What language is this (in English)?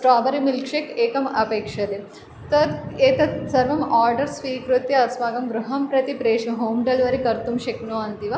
Sanskrit